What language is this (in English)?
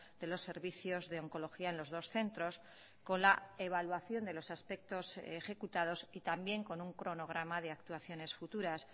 Spanish